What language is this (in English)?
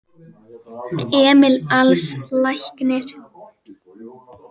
Icelandic